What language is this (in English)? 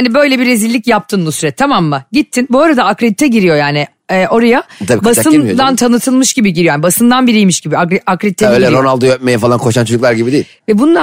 Turkish